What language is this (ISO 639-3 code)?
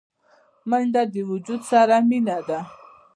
pus